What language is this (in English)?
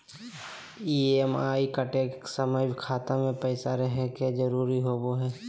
Magahi